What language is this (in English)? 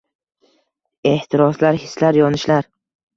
Uzbek